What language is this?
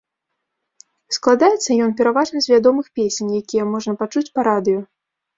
Belarusian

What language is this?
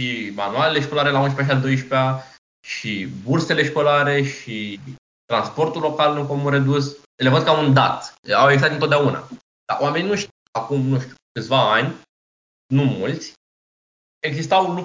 Romanian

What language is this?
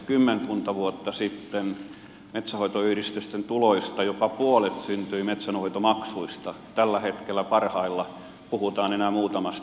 Finnish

